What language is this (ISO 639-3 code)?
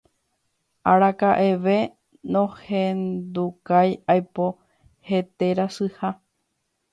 grn